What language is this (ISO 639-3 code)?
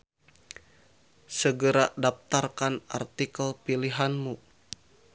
sun